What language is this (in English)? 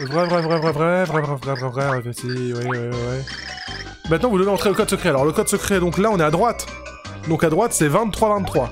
French